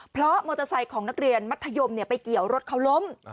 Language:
Thai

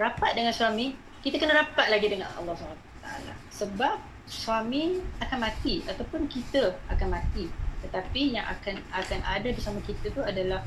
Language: Malay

